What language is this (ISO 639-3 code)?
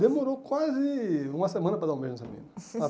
por